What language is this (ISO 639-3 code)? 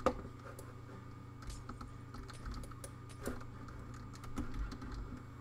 nld